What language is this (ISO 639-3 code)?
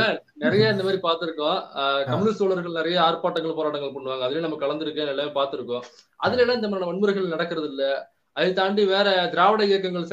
tam